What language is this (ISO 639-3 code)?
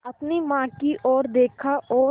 hin